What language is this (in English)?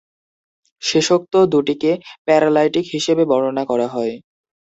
Bangla